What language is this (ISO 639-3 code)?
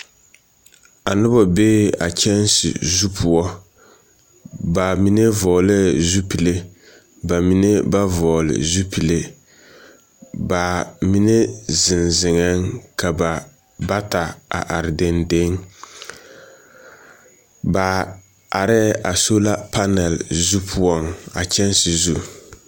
dga